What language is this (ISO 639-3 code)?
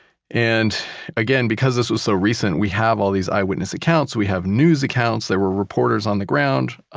eng